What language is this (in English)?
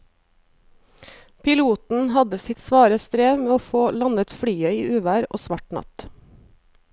Norwegian